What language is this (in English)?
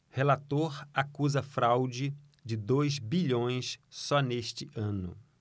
Portuguese